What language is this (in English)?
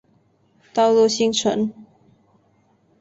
Chinese